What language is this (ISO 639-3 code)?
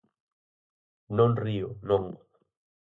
glg